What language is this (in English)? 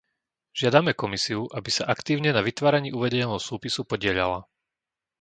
Slovak